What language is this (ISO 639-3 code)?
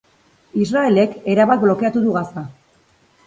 eus